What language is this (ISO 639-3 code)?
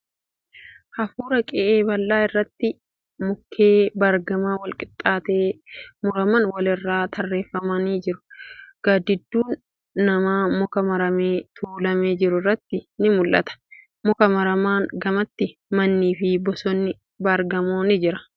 orm